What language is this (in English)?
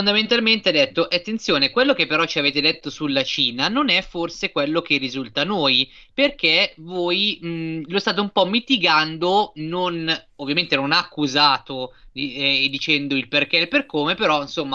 Italian